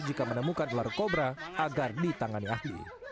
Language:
Indonesian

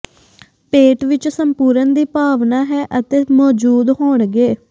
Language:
Punjabi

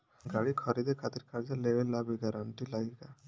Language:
Bhojpuri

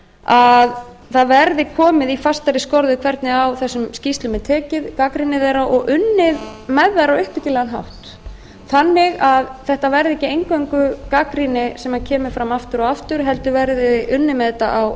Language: Icelandic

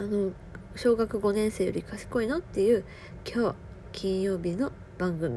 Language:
Japanese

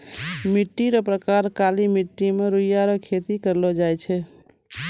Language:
Maithili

